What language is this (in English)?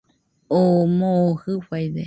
Nüpode Huitoto